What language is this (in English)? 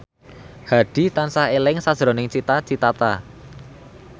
Javanese